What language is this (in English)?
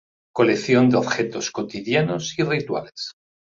Spanish